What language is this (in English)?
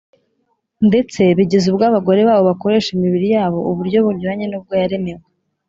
Kinyarwanda